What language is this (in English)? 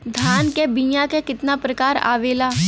Bhojpuri